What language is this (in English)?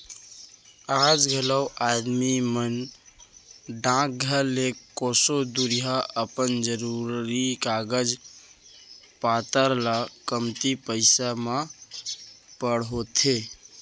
Chhattisgarhi